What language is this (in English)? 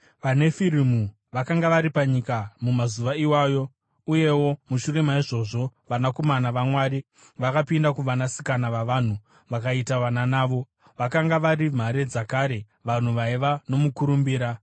Shona